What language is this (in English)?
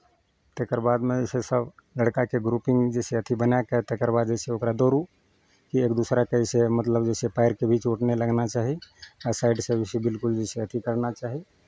Maithili